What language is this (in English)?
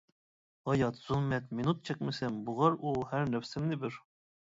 Uyghur